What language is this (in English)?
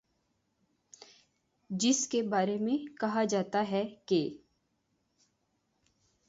Urdu